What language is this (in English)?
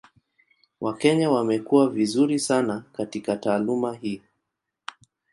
Swahili